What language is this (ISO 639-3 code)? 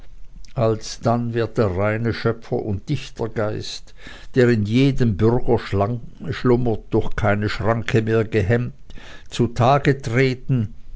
deu